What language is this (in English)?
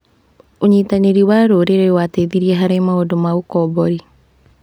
Kikuyu